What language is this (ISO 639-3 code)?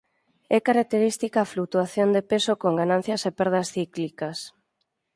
glg